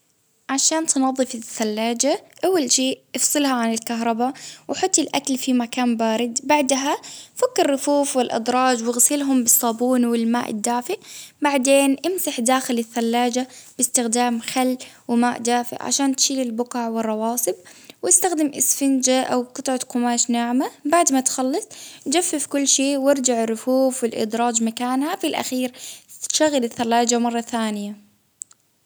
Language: Baharna Arabic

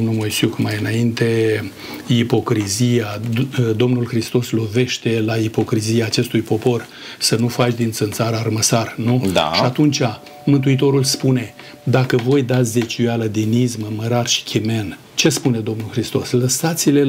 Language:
Romanian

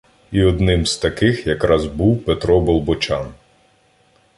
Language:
Ukrainian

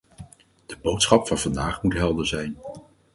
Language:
Dutch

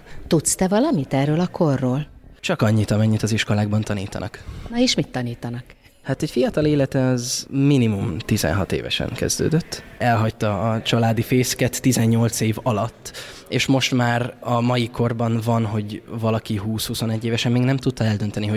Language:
Hungarian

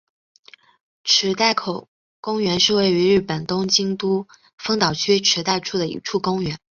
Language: Chinese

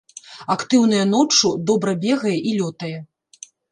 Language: Belarusian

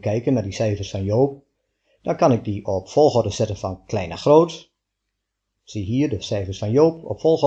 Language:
Dutch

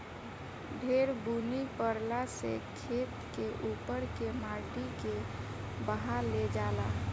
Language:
Bhojpuri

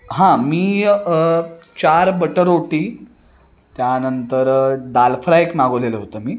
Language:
Marathi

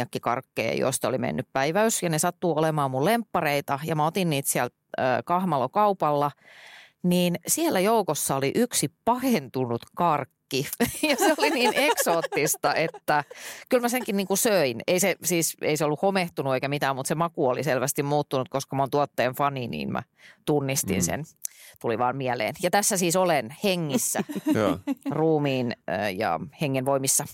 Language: Finnish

